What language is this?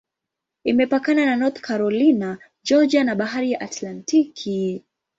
Swahili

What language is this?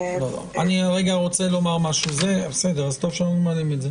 Hebrew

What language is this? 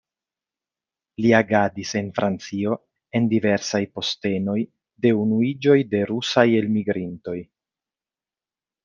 Esperanto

